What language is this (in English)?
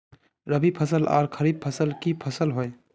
Magahi